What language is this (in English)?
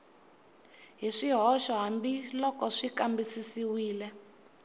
Tsonga